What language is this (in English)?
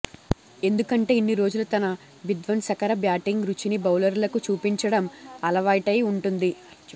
Telugu